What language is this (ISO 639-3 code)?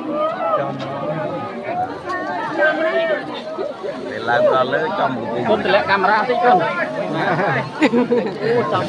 tha